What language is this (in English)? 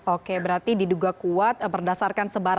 Indonesian